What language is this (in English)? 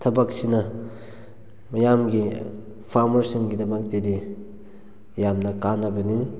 Manipuri